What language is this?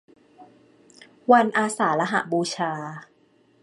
Thai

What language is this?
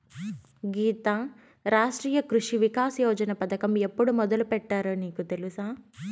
Telugu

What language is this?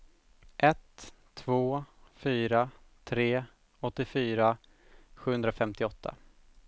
Swedish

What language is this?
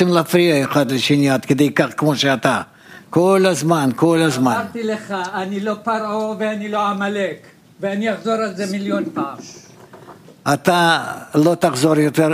Hebrew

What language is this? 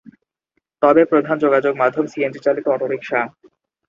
Bangla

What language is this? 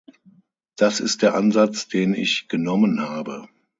German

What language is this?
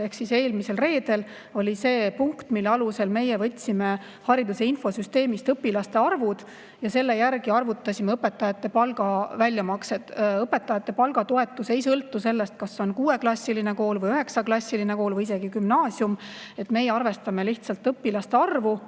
Estonian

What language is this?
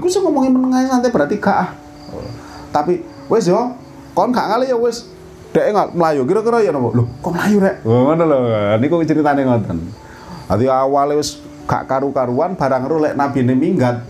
Indonesian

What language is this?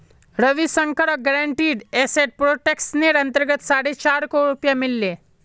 Magahi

